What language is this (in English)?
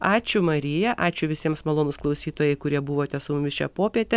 Lithuanian